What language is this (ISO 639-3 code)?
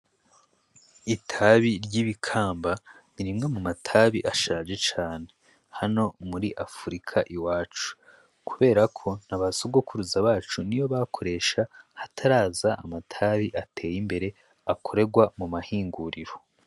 run